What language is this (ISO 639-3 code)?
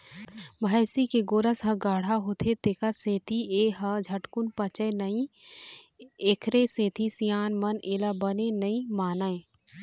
hne